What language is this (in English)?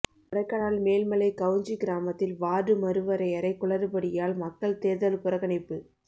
Tamil